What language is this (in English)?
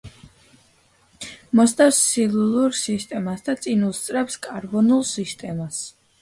Georgian